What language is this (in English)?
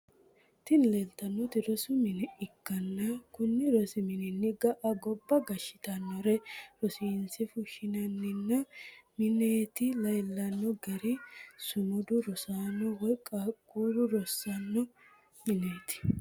Sidamo